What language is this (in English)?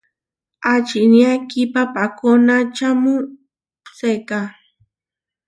Huarijio